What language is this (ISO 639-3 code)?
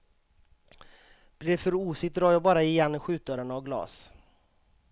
swe